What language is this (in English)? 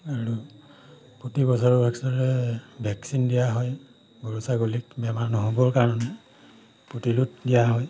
Assamese